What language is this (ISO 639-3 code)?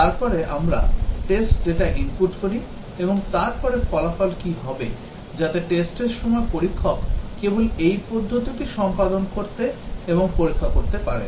ben